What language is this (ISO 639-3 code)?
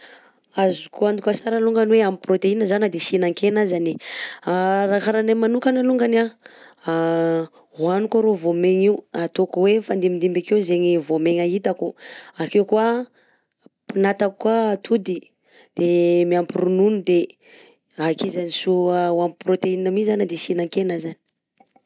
bzc